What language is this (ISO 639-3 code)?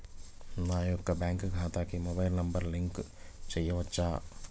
tel